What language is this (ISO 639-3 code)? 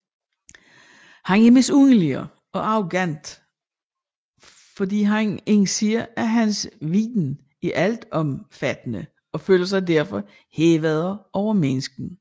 dan